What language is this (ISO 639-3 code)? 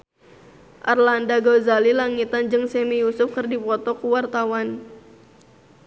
sun